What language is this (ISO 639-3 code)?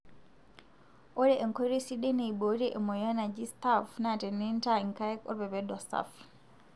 mas